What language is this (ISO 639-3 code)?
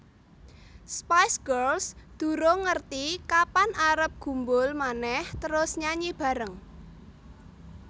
jav